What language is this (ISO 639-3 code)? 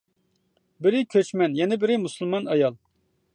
uig